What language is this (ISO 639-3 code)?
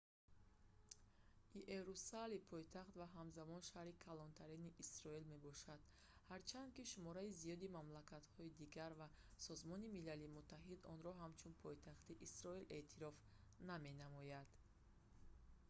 tgk